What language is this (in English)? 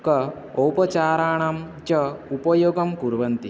Sanskrit